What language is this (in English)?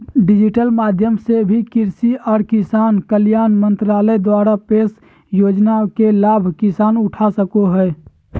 Magahi